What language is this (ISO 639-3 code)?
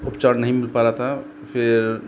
hin